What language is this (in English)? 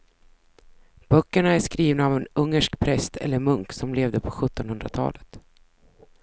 Swedish